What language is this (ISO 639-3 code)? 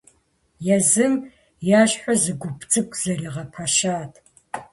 kbd